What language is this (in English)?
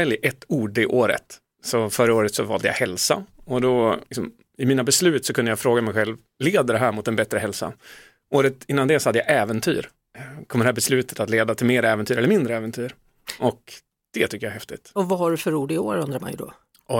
Swedish